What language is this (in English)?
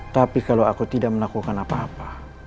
Indonesian